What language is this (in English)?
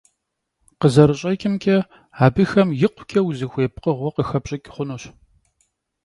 Kabardian